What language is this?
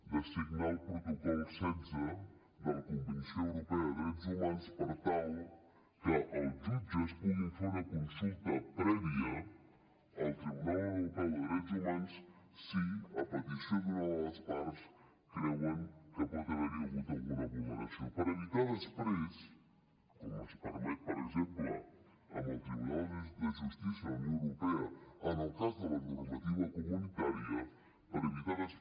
Catalan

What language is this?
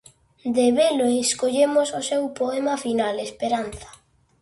Galician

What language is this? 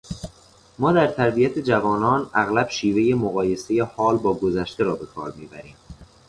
Persian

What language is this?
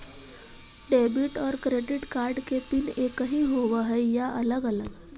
Magahi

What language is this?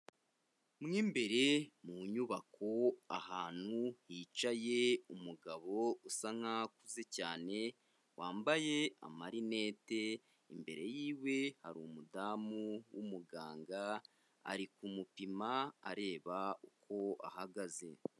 Kinyarwanda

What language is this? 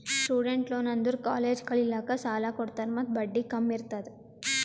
Kannada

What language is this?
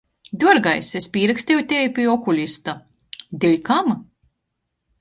Latgalian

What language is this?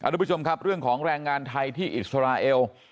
Thai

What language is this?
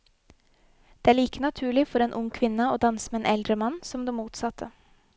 Norwegian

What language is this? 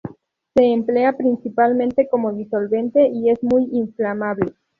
Spanish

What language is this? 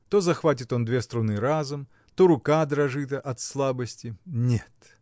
Russian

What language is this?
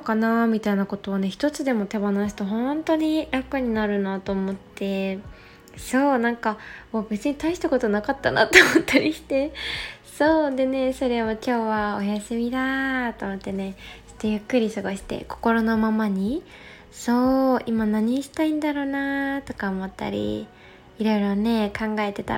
Japanese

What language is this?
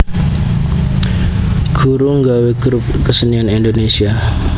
Javanese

